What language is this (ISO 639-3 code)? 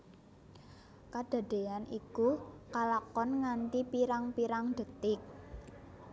jav